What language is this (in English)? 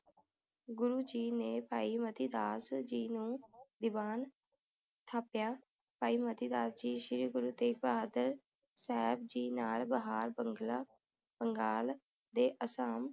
Punjabi